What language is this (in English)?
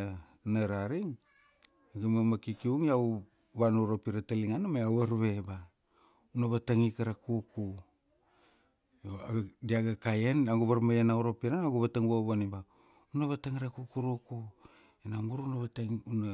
Kuanua